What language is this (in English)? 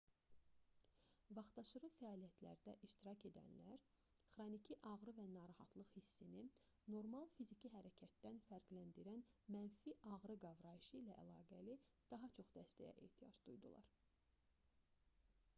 Azerbaijani